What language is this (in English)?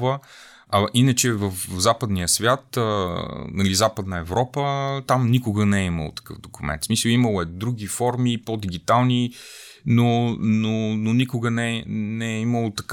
Bulgarian